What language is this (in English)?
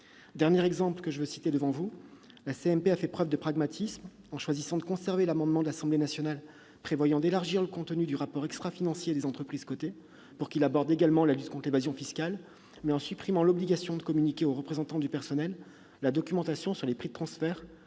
French